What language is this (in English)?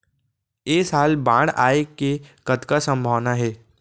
Chhattisgarhi